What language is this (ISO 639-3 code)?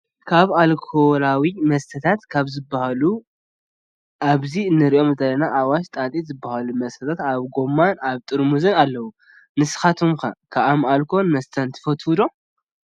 tir